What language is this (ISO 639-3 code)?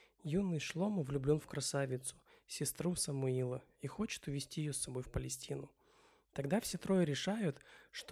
rus